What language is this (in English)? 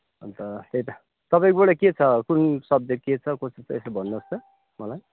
Nepali